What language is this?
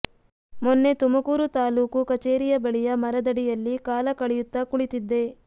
Kannada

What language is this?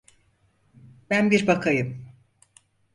Turkish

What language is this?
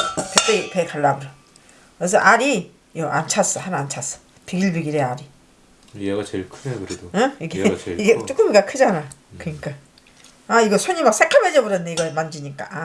Korean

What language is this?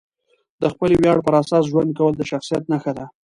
Pashto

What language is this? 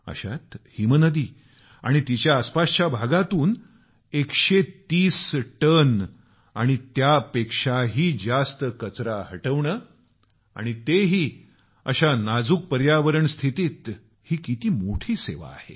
Marathi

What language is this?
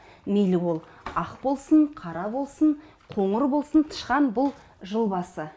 Kazakh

